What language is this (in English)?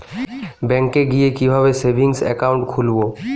Bangla